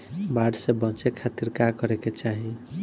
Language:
Bhojpuri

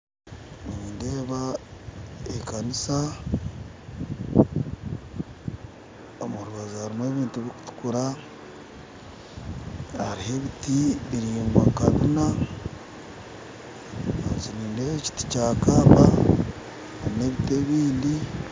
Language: Nyankole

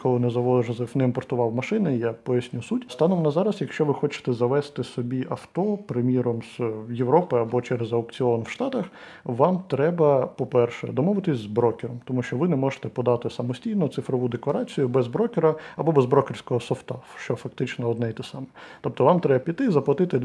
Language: Ukrainian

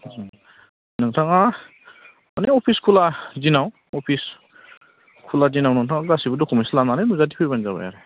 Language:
Bodo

